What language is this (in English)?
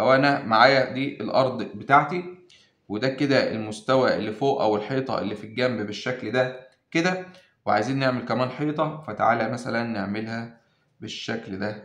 Arabic